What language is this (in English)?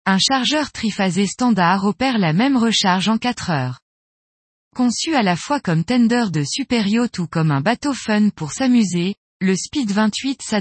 French